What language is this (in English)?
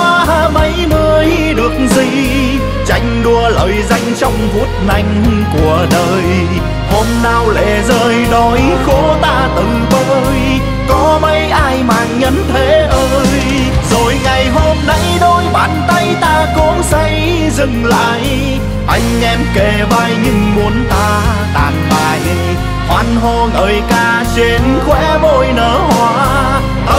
Vietnamese